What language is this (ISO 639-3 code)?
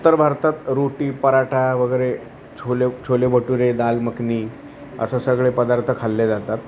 mar